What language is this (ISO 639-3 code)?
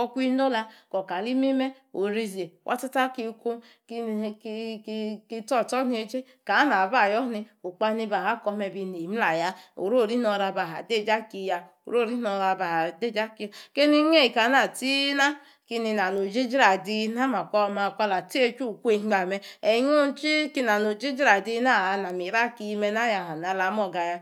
ekr